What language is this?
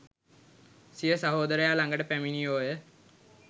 Sinhala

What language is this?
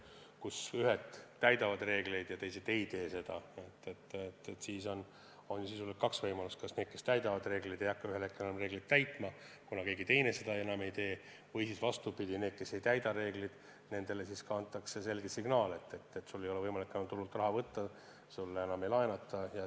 Estonian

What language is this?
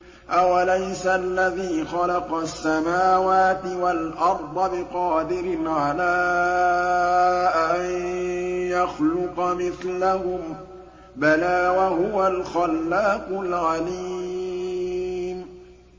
Arabic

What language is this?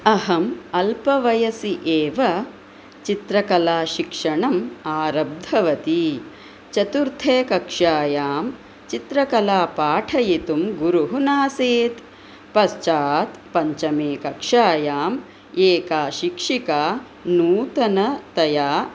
Sanskrit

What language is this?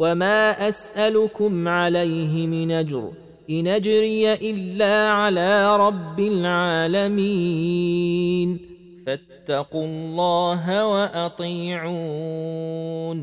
Arabic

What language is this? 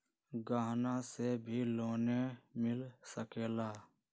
Magahi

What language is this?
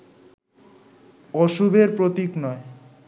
Bangla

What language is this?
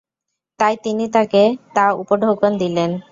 Bangla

